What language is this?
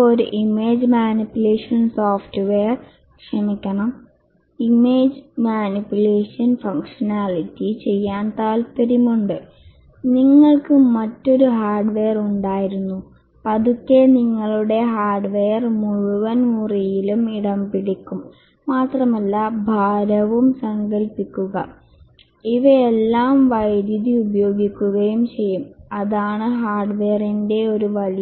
Malayalam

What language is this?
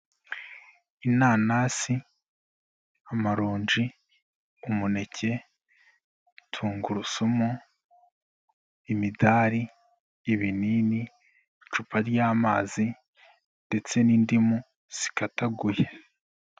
Kinyarwanda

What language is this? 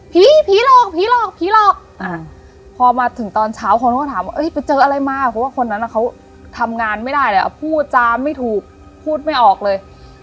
Thai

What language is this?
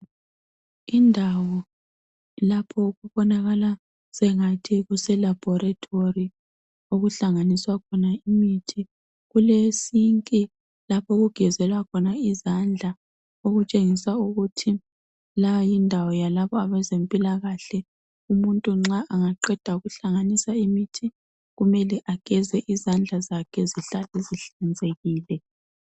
North Ndebele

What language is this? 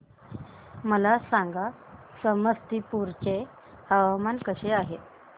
Marathi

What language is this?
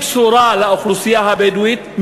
Hebrew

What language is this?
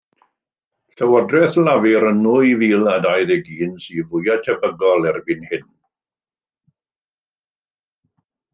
Welsh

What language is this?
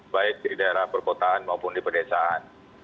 Indonesian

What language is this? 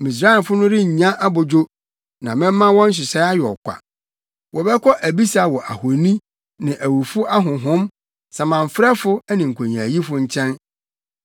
Akan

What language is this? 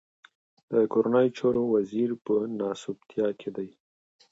Pashto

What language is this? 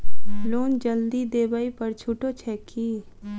Maithili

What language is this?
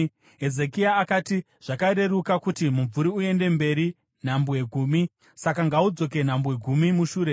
Shona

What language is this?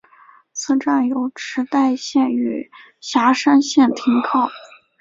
Chinese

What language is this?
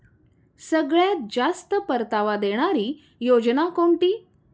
Marathi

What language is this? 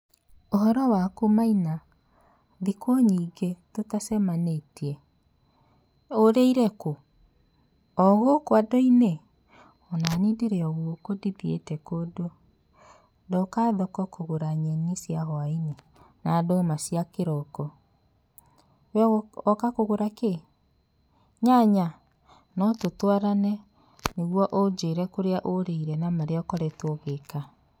Kikuyu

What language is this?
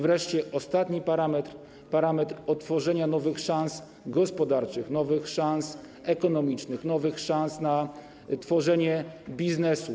Polish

